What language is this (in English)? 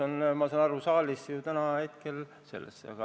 Estonian